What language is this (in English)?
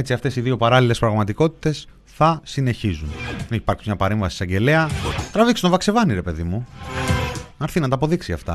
Greek